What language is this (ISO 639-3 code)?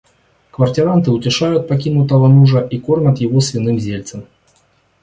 rus